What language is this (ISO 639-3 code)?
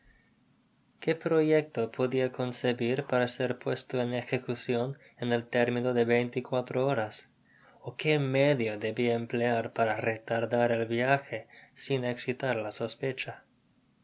spa